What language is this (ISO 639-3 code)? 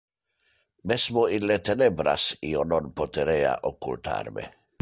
ina